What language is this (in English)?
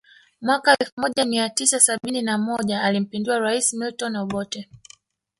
Swahili